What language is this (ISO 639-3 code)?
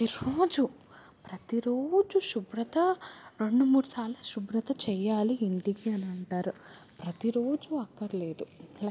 tel